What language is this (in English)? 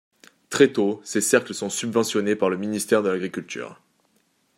French